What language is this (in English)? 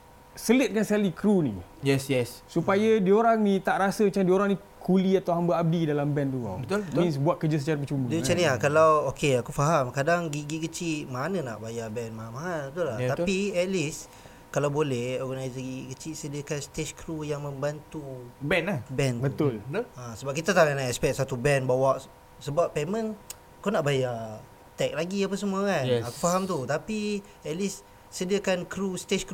Malay